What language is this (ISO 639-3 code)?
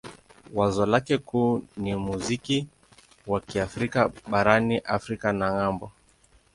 swa